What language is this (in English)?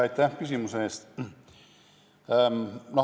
Estonian